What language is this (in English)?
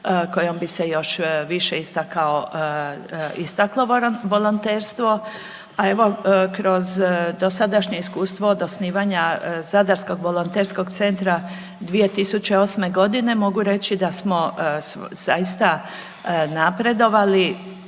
Croatian